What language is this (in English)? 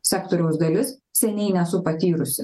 Lithuanian